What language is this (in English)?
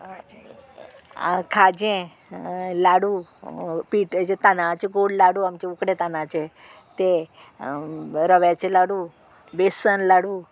Konkani